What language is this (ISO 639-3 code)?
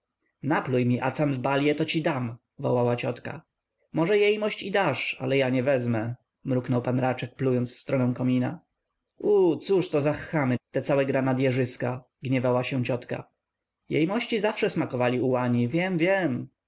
pol